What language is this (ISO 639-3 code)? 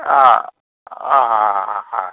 guj